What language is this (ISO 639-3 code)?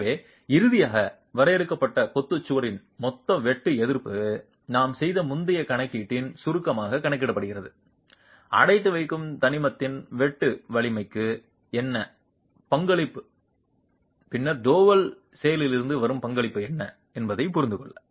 tam